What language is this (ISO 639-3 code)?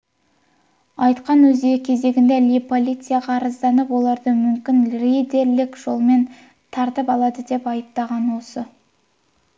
kaz